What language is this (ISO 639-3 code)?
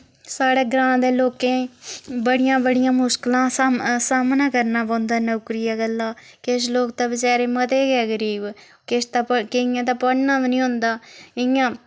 doi